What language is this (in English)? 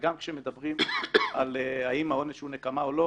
Hebrew